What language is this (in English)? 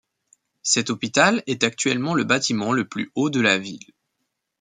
French